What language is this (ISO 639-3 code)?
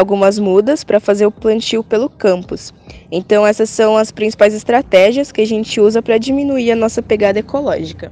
por